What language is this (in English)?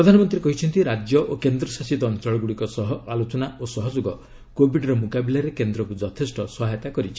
Odia